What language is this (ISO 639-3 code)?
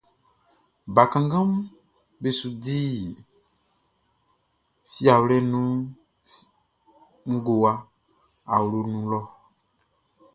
bci